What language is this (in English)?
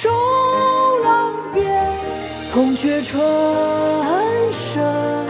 Chinese